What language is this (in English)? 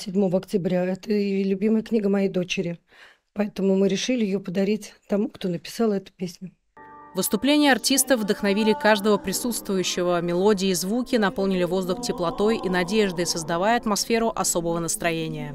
Russian